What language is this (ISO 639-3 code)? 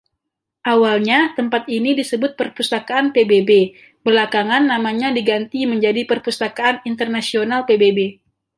ind